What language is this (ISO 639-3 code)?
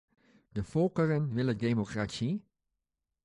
nld